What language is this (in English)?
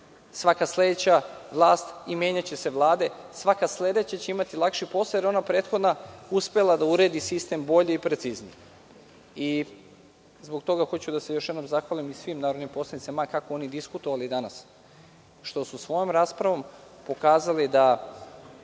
Serbian